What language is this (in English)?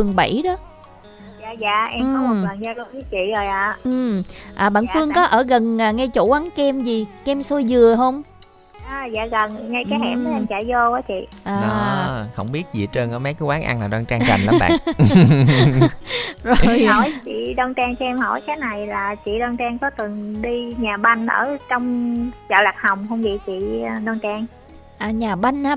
Vietnamese